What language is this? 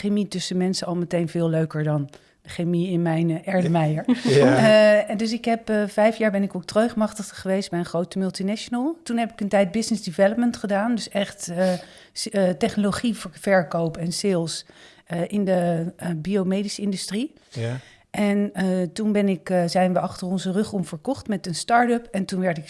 Dutch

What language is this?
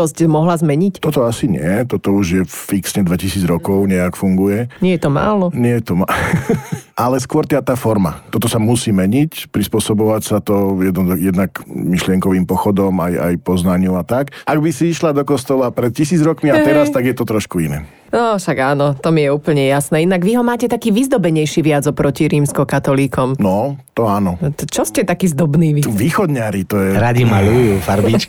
Slovak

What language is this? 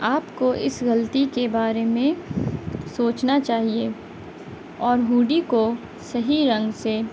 Urdu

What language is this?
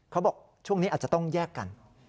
Thai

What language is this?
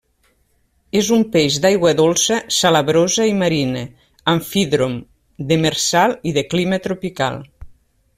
Catalan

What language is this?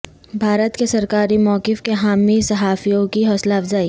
Urdu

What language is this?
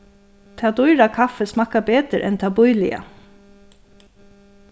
Faroese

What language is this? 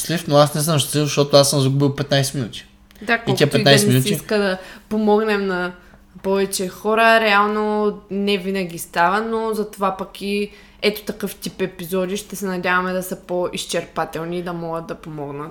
Bulgarian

